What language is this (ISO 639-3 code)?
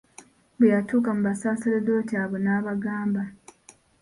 lug